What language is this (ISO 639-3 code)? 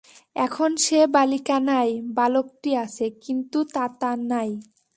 ben